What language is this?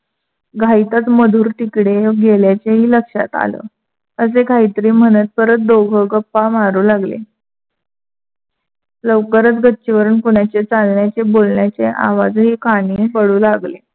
Marathi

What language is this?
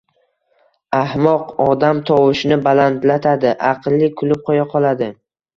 Uzbek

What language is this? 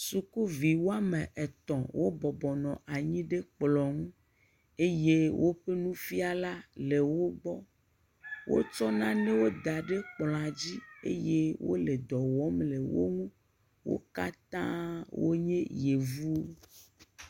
Ewe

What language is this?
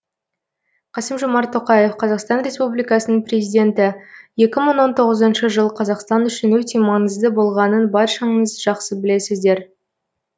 Kazakh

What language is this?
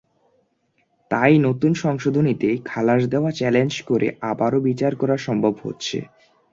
Bangla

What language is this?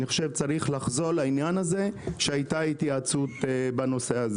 Hebrew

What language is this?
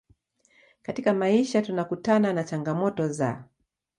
Swahili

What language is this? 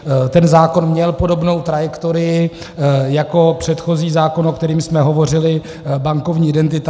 Czech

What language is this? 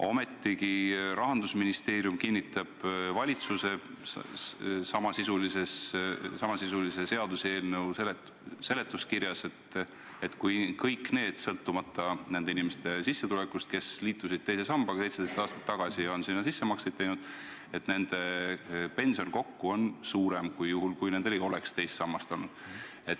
Estonian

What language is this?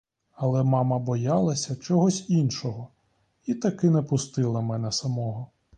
Ukrainian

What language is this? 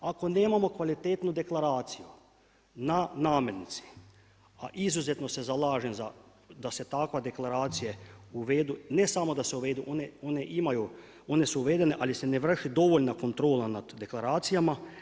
Croatian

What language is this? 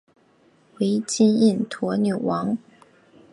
Chinese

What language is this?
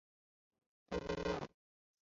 Chinese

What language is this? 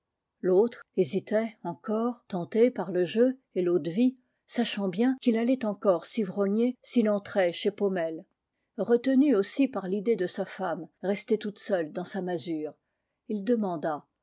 French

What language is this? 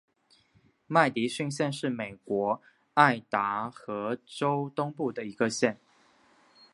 Chinese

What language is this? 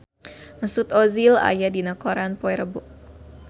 Sundanese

